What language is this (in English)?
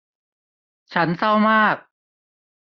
Thai